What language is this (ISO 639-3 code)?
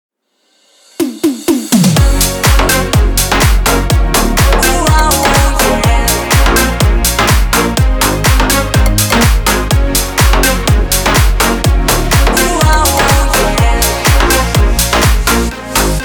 rus